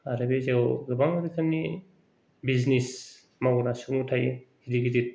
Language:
Bodo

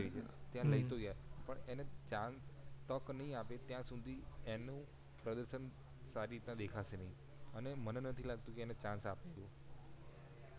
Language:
Gujarati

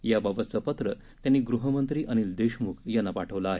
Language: Marathi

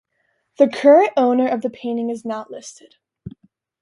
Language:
English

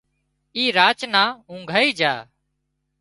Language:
Wadiyara Koli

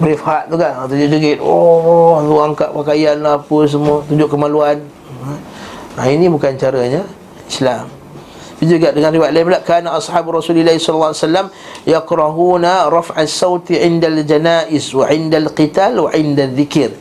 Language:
Malay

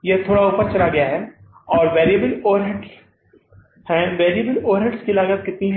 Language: Hindi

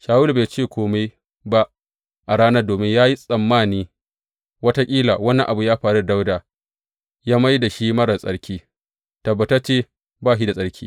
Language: Hausa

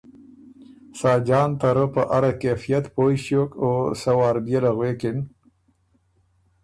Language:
Ormuri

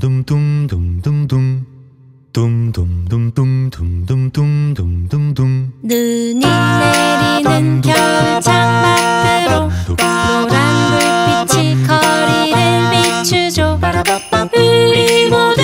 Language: Korean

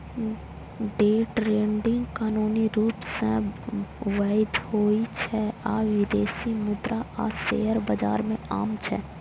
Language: Maithili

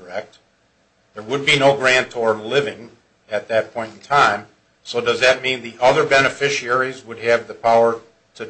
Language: English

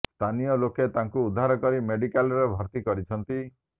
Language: Odia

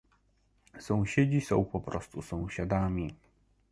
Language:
Polish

